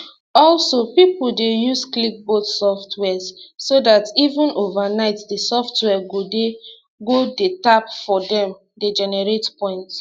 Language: Nigerian Pidgin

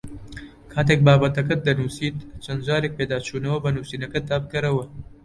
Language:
Central Kurdish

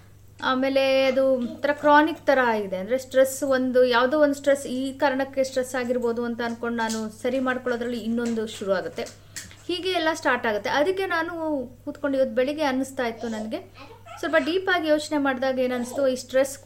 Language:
Kannada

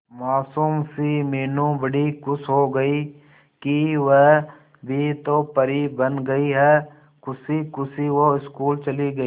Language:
Hindi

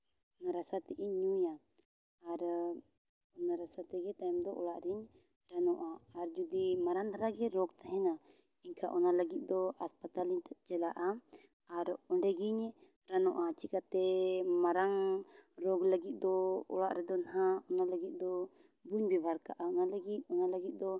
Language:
Santali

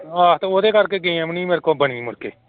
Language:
Punjabi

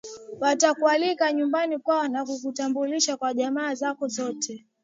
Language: Swahili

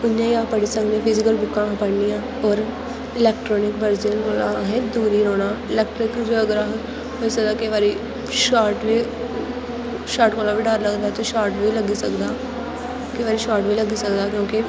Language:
Dogri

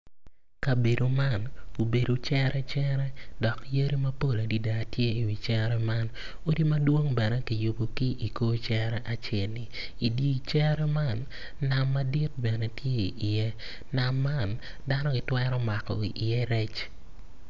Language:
Acoli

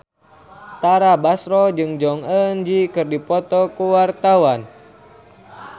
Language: Sundanese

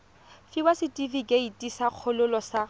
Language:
Tswana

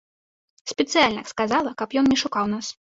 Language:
Belarusian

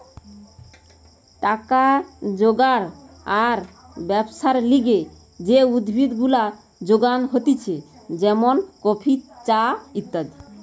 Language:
Bangla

